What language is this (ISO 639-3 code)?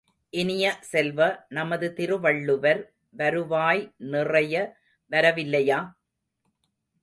tam